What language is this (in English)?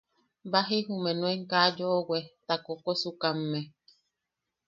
Yaqui